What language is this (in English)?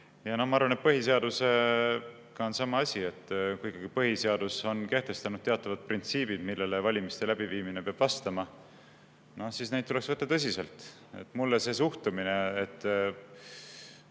Estonian